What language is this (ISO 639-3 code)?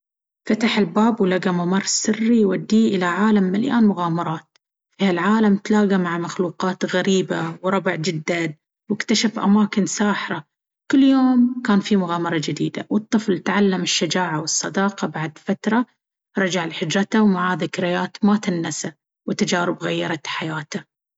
abv